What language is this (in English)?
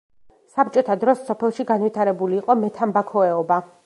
Georgian